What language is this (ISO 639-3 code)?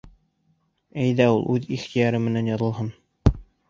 bak